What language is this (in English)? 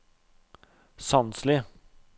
Norwegian